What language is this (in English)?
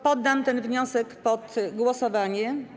Polish